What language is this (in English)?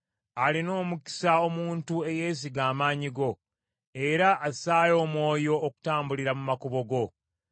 Ganda